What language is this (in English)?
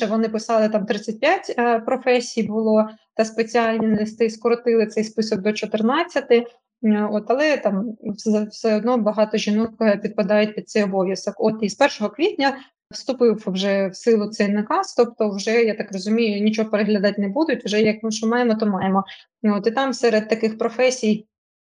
Ukrainian